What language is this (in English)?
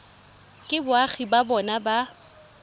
Tswana